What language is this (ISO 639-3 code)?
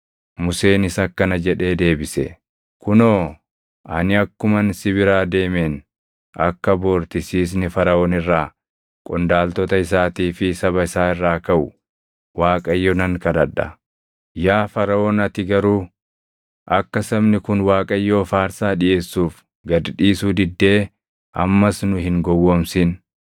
orm